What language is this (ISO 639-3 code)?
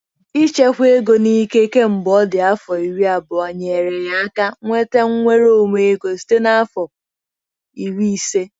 ibo